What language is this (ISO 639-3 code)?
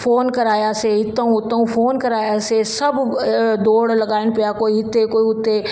snd